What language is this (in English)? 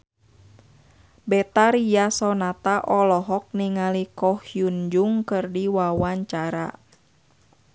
Sundanese